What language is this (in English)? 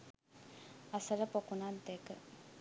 Sinhala